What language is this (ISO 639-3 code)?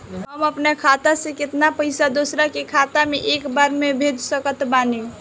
bho